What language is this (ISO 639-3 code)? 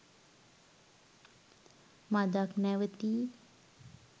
sin